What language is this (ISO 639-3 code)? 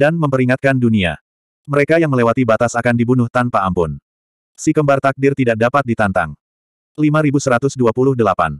ind